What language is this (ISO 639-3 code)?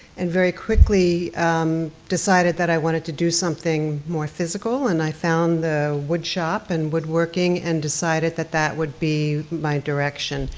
eng